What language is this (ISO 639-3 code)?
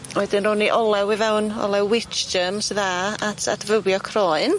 cym